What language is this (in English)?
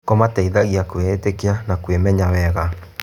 Kikuyu